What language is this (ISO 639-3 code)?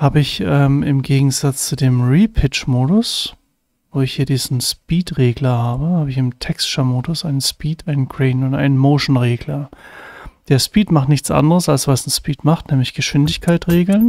deu